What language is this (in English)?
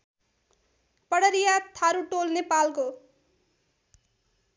Nepali